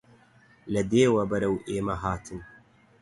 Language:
Central Kurdish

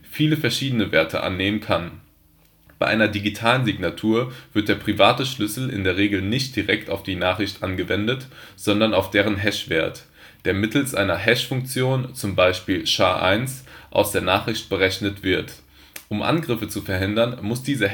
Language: German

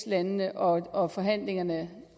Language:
Danish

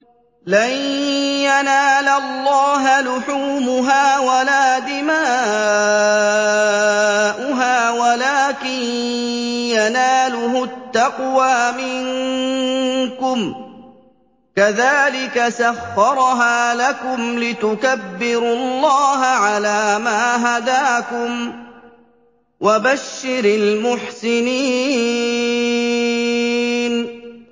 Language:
Arabic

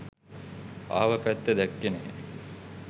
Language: Sinhala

